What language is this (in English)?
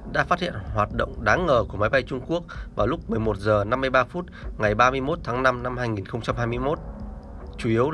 Vietnamese